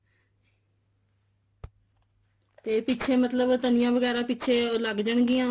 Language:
Punjabi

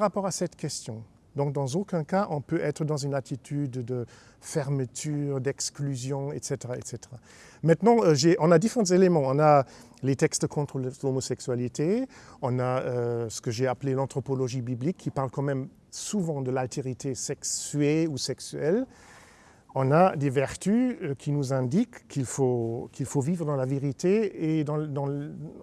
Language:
French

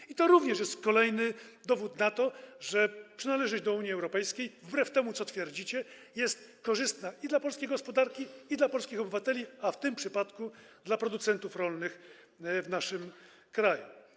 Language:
Polish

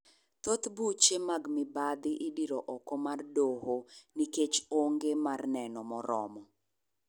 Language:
Luo (Kenya and Tanzania)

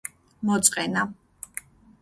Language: Georgian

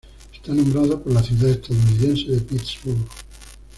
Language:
Spanish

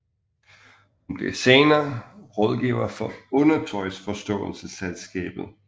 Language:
Danish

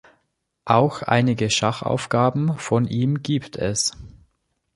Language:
German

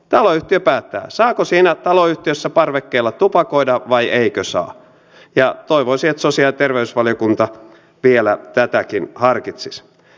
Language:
Finnish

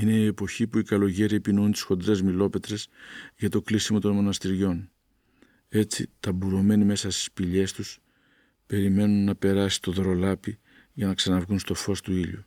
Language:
Greek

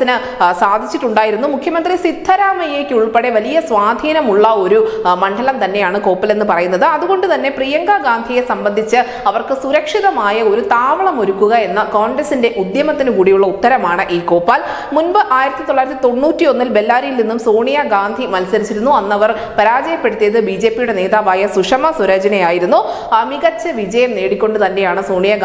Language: Malayalam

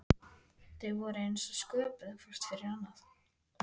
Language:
Icelandic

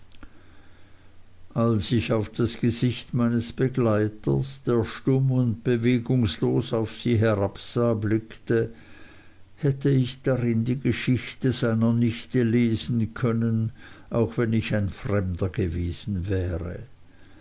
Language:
German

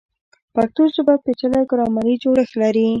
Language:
Pashto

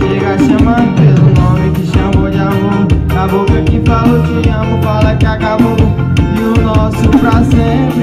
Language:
Romanian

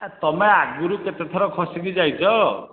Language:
Odia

